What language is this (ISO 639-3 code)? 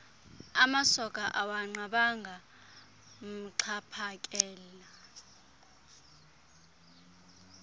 xho